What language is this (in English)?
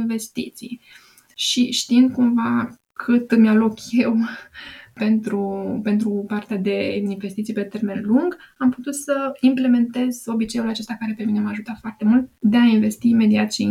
Romanian